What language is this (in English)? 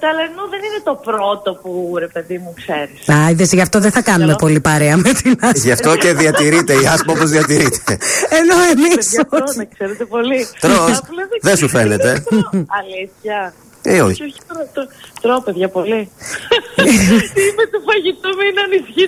Greek